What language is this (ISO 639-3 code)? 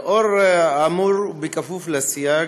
heb